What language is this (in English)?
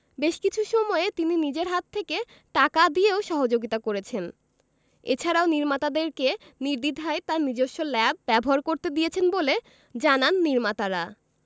Bangla